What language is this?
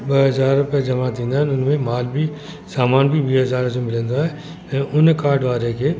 Sindhi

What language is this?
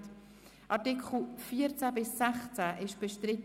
Swiss German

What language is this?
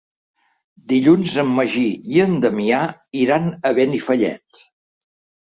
Catalan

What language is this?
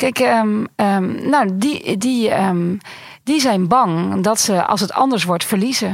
Dutch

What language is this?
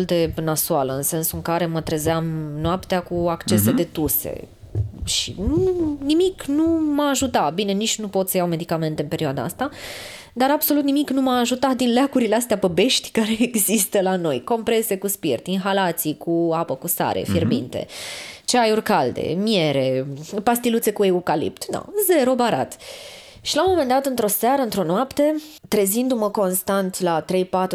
Romanian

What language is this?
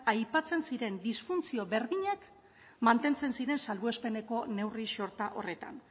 Basque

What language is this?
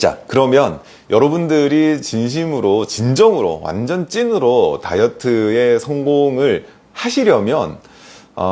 Korean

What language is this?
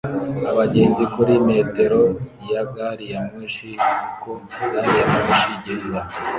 Kinyarwanda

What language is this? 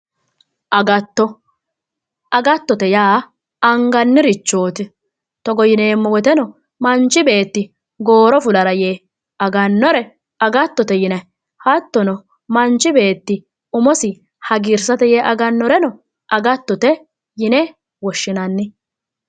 Sidamo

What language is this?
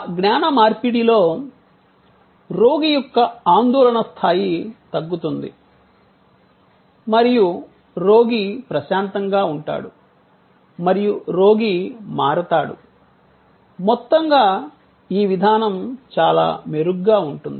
Telugu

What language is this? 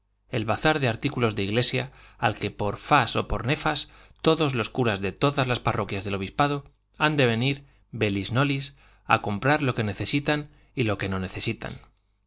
Spanish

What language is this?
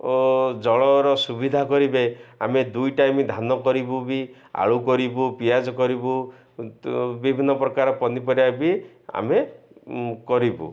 Odia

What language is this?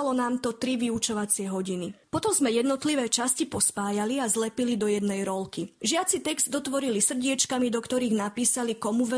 Slovak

